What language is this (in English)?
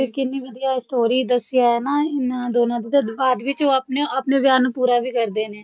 Punjabi